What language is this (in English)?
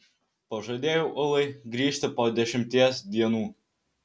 Lithuanian